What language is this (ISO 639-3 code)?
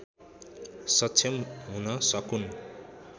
nep